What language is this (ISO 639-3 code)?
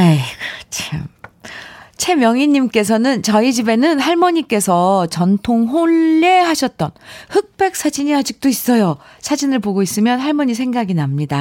kor